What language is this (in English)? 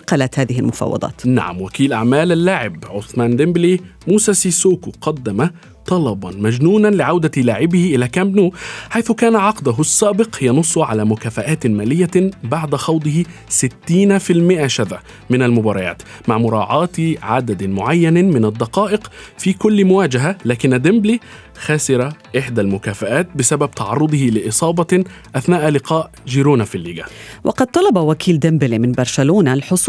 Arabic